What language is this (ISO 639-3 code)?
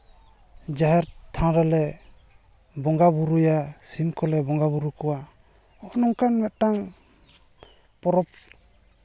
sat